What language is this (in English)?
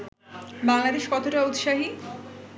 Bangla